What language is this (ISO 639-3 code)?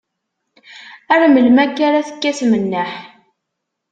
kab